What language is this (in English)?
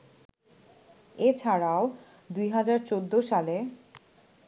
Bangla